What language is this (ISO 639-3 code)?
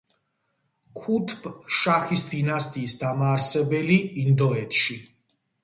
kat